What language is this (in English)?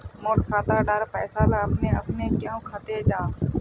Magahi